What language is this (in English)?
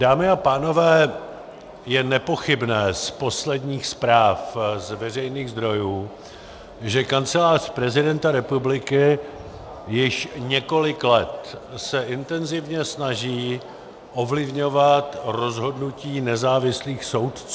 Czech